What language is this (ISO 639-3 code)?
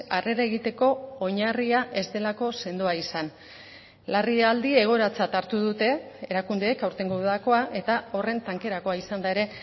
eus